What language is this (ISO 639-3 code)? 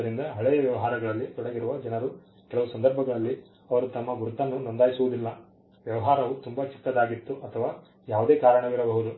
kan